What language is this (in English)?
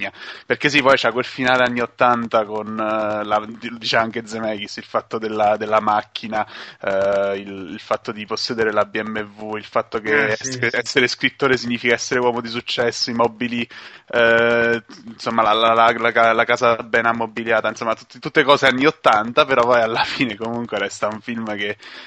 Italian